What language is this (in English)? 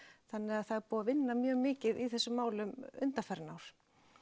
Icelandic